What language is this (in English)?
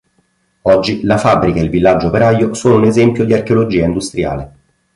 Italian